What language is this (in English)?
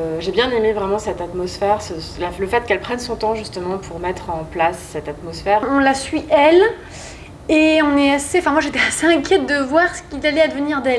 French